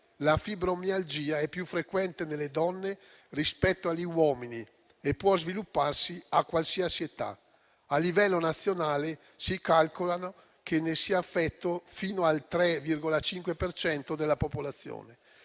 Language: Italian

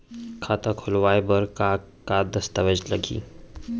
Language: Chhattisgarhi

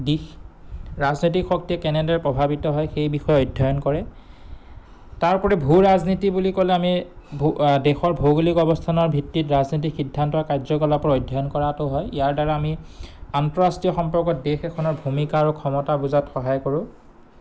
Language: Assamese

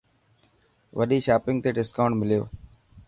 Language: Dhatki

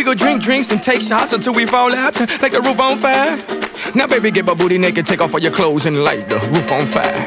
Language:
Italian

